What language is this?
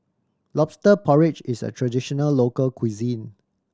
English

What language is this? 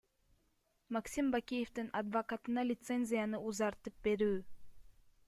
Kyrgyz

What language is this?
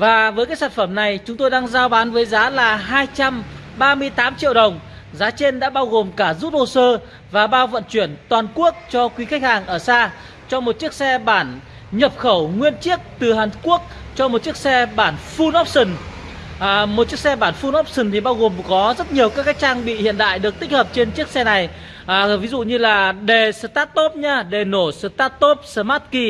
Vietnamese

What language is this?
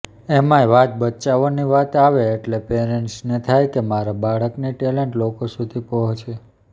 Gujarati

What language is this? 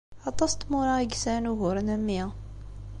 Kabyle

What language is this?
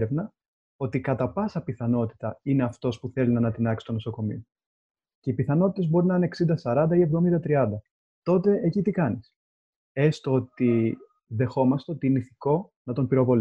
Greek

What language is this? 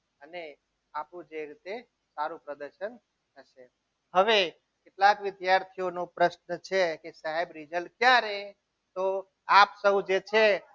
Gujarati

